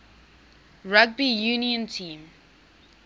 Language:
English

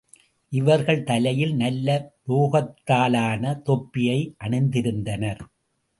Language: Tamil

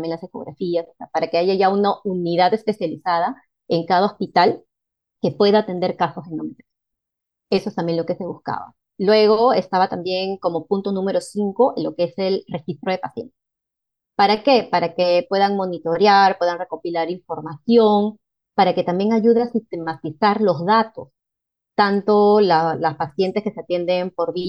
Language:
Spanish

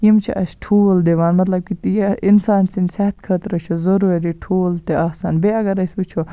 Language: Kashmiri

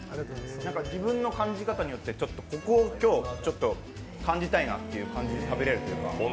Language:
Japanese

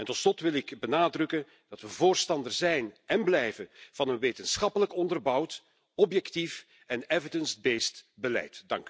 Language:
Dutch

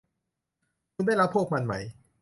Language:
Thai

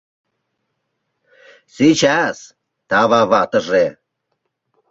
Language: Mari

